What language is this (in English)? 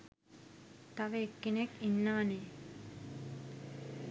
Sinhala